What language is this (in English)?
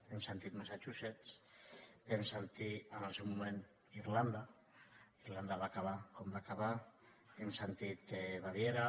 Catalan